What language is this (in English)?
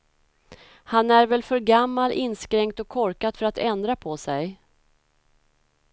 Swedish